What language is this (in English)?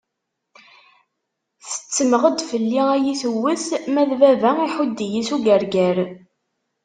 Kabyle